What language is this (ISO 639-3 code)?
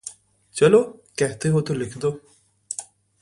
urd